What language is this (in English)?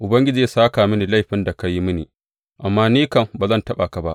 Hausa